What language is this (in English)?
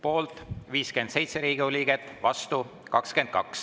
Estonian